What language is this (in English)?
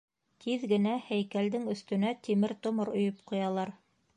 Bashkir